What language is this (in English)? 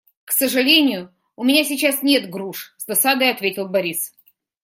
Russian